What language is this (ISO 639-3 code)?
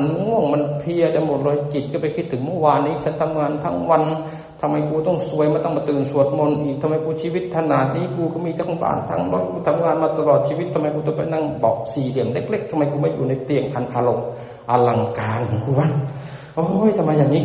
tha